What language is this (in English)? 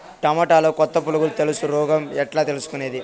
Telugu